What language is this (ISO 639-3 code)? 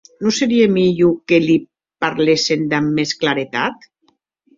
oci